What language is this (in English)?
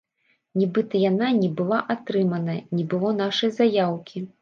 Belarusian